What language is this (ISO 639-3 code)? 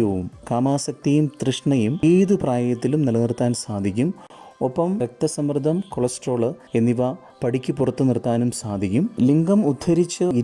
mal